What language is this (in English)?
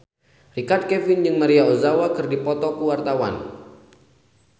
Sundanese